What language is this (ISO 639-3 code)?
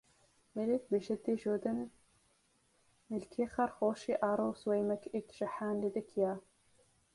ara